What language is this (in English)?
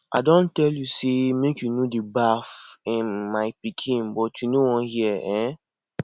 Nigerian Pidgin